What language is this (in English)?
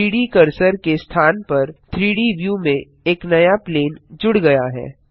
Hindi